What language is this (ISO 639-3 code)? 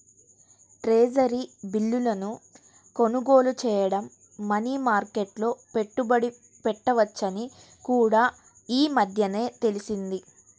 tel